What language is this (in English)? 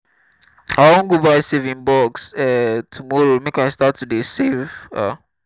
Nigerian Pidgin